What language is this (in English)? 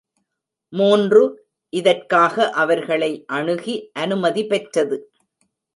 Tamil